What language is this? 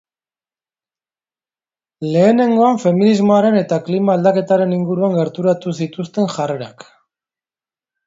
Basque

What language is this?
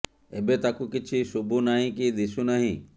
Odia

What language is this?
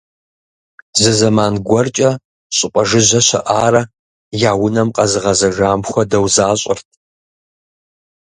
Kabardian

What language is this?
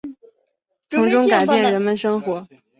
Chinese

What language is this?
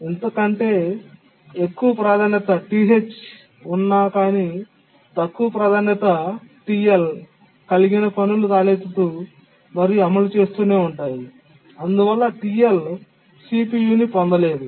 Telugu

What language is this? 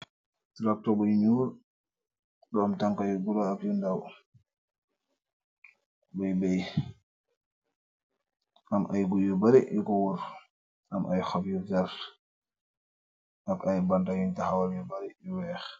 Wolof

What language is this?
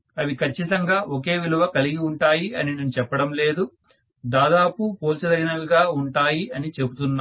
Telugu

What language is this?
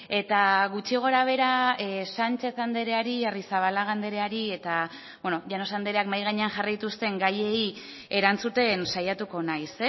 Basque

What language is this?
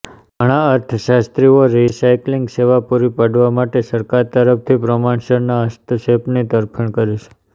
Gujarati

